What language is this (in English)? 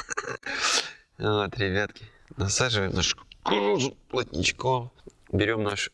Russian